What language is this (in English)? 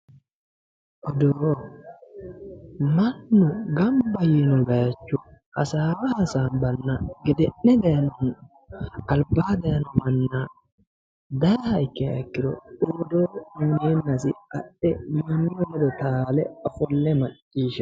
Sidamo